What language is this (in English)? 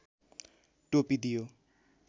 Nepali